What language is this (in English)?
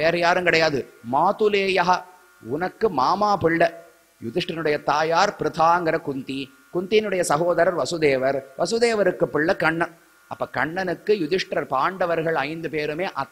Tamil